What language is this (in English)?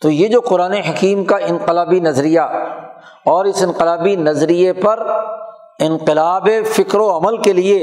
Urdu